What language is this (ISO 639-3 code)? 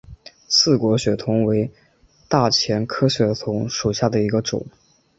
zho